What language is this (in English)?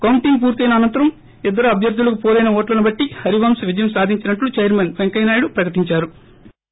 Telugu